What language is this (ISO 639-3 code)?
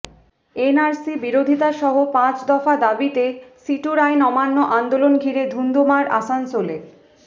ben